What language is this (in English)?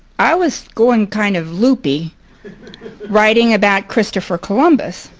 English